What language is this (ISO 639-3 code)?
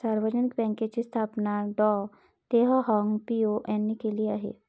mar